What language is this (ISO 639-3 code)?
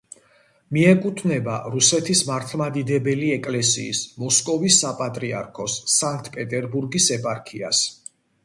kat